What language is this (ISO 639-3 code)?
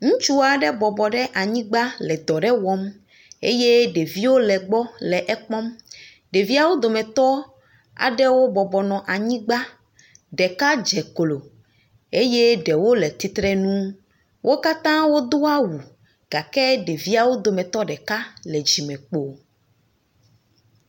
ewe